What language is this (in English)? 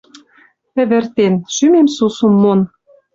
Western Mari